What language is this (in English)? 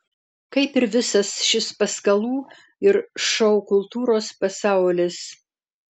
Lithuanian